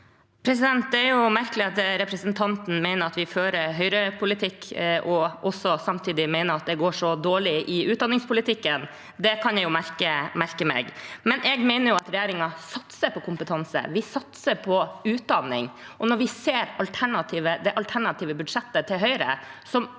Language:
Norwegian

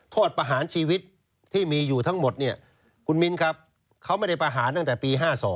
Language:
Thai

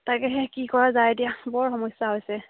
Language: Assamese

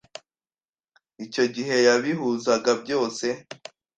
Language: Kinyarwanda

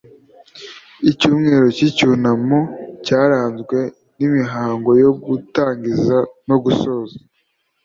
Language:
Kinyarwanda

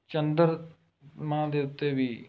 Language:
Punjabi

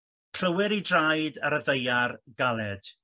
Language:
Welsh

